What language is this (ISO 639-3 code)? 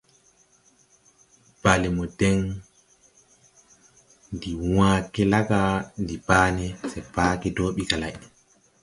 tui